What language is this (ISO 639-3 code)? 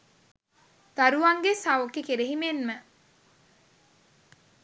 sin